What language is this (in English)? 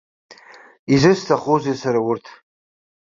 Abkhazian